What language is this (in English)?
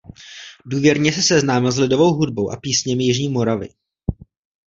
Czech